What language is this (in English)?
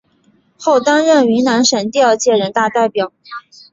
Chinese